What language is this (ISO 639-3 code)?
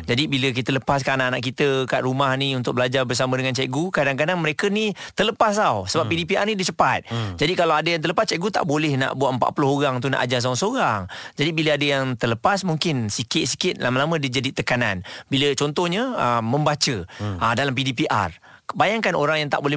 msa